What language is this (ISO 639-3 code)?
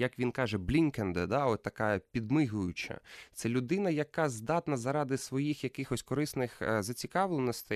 ukr